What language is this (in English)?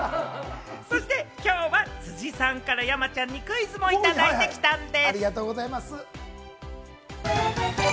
Japanese